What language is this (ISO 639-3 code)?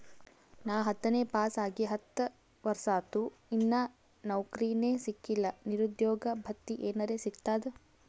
kan